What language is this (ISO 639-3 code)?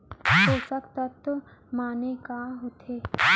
hne